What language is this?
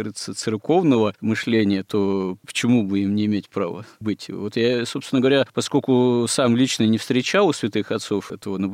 Russian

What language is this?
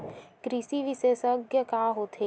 Chhattisgarhi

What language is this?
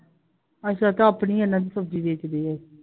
Punjabi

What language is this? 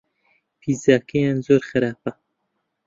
Central Kurdish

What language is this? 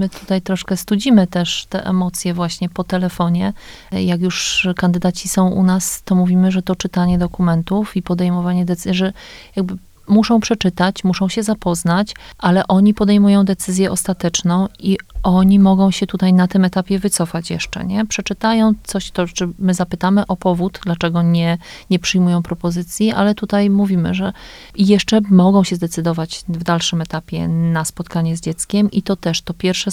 Polish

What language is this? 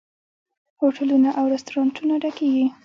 Pashto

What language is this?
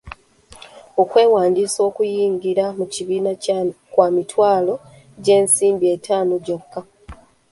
Ganda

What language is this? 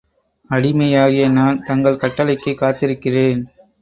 Tamil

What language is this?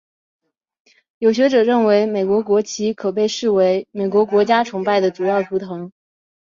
Chinese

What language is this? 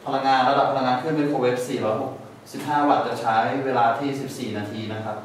Thai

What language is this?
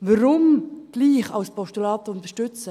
Swiss German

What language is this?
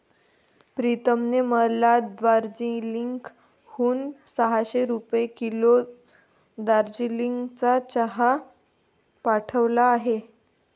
Marathi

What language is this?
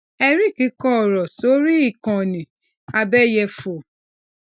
Yoruba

